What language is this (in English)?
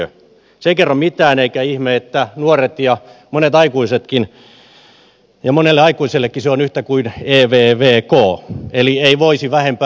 Finnish